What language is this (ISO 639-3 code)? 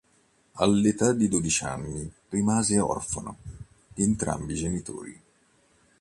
ita